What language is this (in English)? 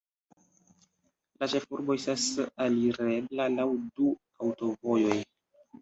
Esperanto